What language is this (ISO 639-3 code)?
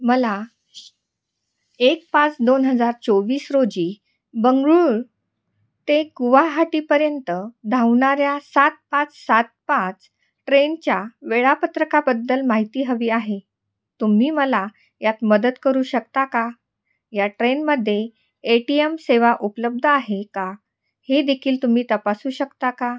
mar